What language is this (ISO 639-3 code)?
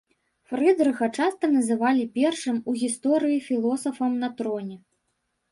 bel